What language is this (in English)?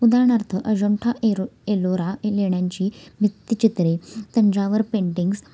Marathi